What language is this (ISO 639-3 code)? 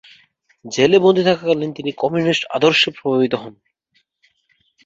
ben